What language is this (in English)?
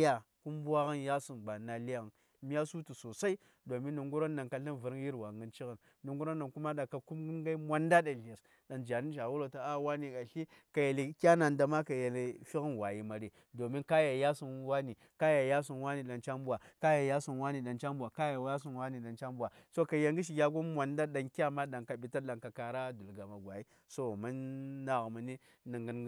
Saya